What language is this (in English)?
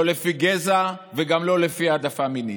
Hebrew